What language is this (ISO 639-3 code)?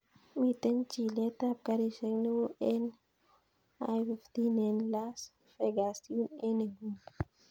kln